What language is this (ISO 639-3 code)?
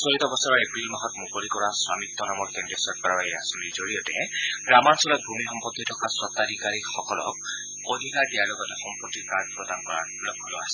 asm